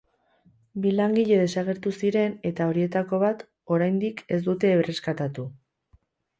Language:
Basque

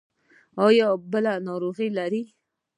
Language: Pashto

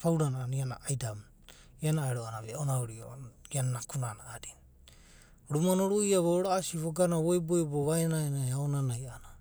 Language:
Abadi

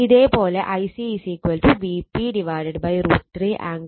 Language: Malayalam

